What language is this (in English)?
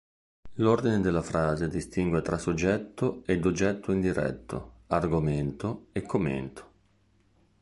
Italian